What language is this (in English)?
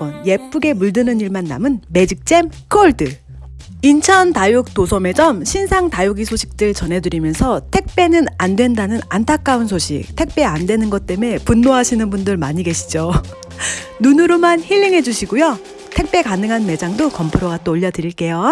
Korean